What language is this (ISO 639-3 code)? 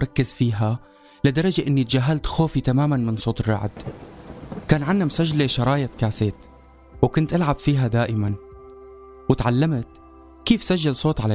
ara